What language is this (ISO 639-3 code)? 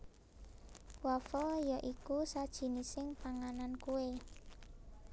jav